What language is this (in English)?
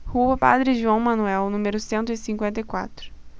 Portuguese